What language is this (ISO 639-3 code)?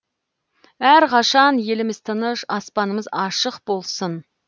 kaz